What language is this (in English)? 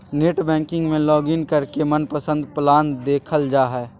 Magahi